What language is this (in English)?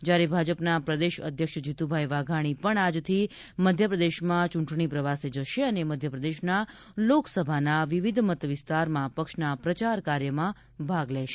Gujarati